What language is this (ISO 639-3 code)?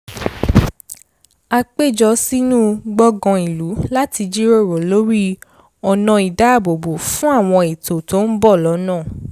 yor